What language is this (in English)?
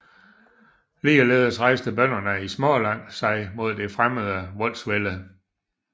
Danish